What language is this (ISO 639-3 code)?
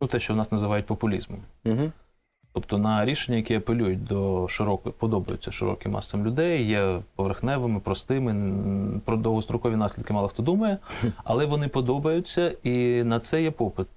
ukr